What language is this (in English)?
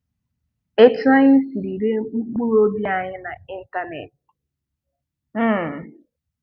Igbo